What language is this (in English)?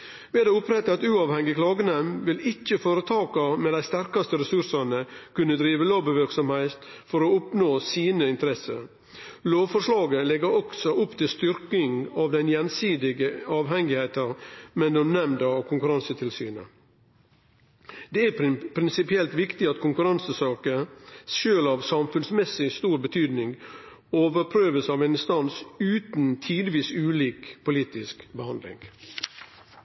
Norwegian Nynorsk